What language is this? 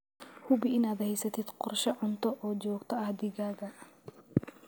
Somali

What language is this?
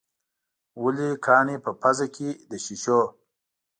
Pashto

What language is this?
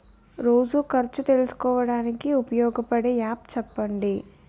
Telugu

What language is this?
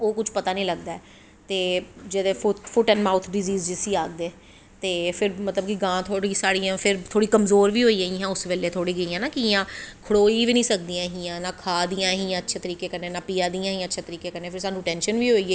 Dogri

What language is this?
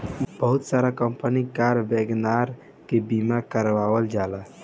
Bhojpuri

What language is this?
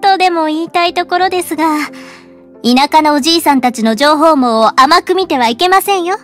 Japanese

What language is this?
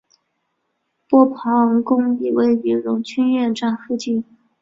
Chinese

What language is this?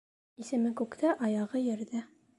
Bashkir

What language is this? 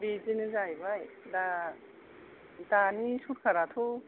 Bodo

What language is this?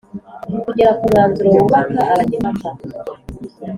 Kinyarwanda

